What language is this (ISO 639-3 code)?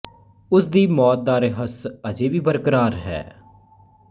pan